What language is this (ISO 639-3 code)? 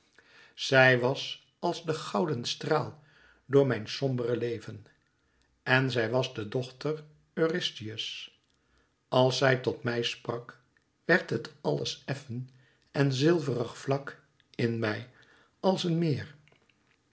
nld